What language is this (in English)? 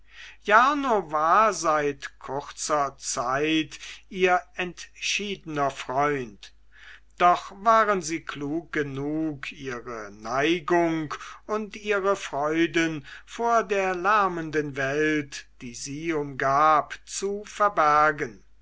German